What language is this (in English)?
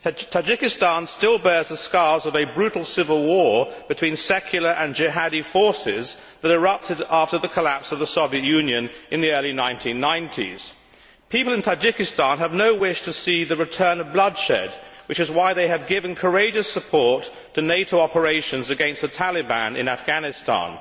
English